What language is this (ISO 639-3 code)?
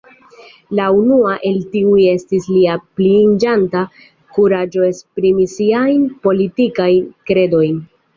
epo